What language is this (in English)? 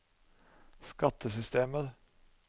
Norwegian